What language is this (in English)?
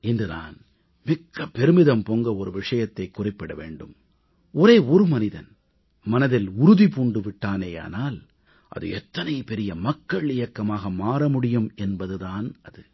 Tamil